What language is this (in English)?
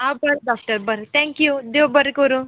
Konkani